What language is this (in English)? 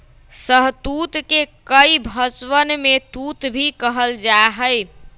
Magahi